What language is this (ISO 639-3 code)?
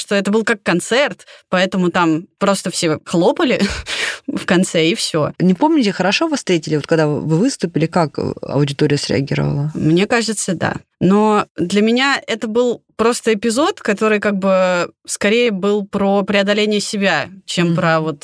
rus